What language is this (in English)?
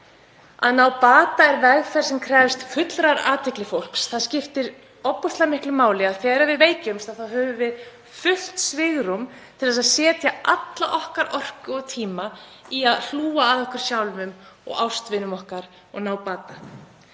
Icelandic